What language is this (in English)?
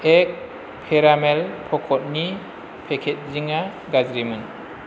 Bodo